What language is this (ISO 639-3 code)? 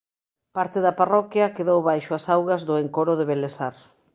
glg